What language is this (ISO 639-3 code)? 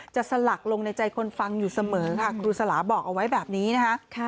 tha